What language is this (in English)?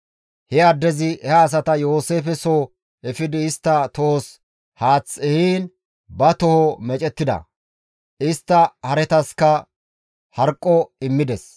Gamo